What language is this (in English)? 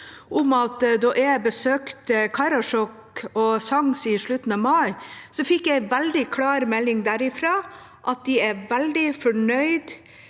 Norwegian